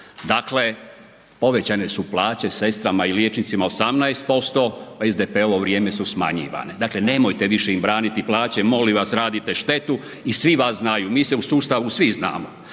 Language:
Croatian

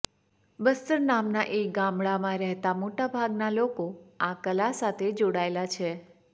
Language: Gujarati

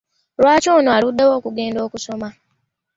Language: Ganda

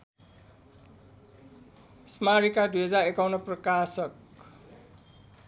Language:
Nepali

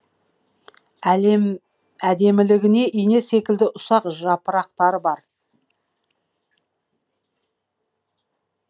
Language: Kazakh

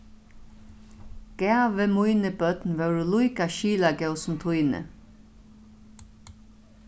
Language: Faroese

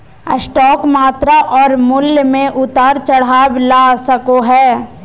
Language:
Magahi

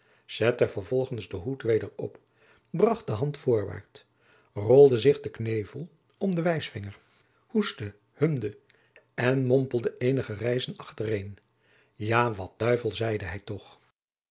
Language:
Dutch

